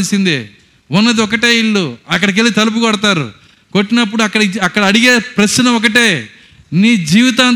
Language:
Telugu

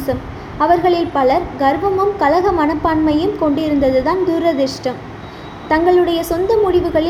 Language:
Tamil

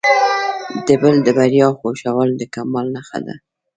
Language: Pashto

